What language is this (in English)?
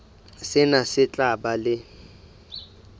Southern Sotho